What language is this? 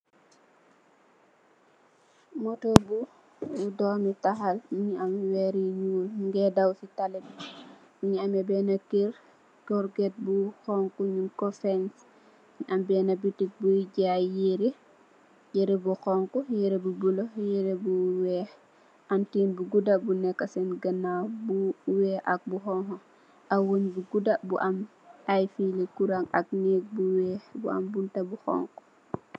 Wolof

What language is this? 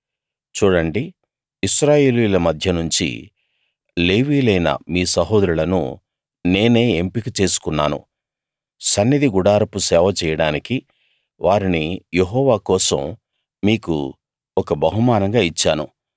Telugu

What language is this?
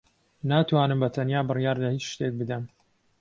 Central Kurdish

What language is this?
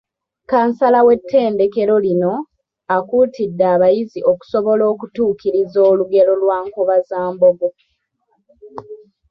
Ganda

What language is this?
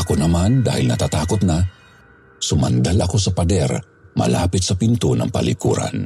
Filipino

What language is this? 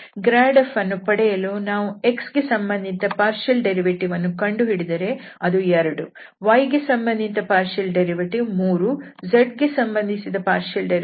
Kannada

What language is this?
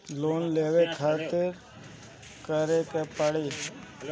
Bhojpuri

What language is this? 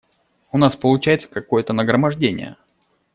Russian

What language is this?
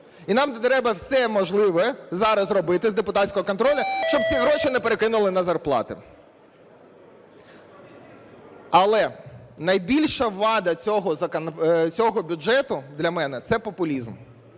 Ukrainian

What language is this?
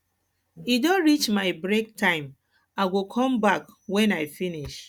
Nigerian Pidgin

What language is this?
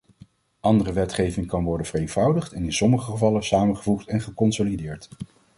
Dutch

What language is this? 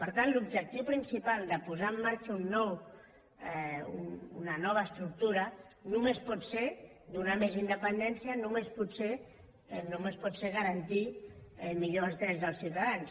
Catalan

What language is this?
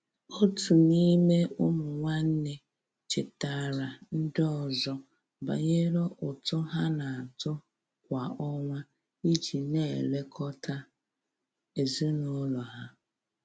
Igbo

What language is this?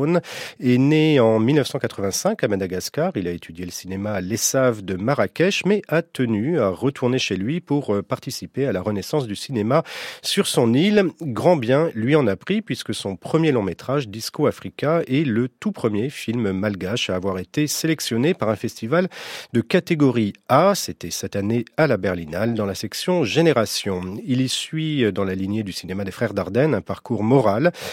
French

